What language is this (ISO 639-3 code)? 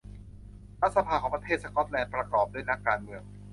tha